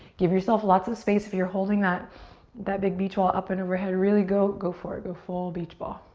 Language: English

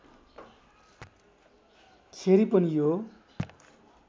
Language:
Nepali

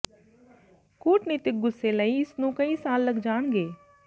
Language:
Punjabi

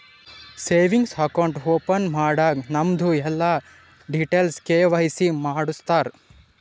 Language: Kannada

